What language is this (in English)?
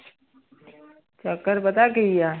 Punjabi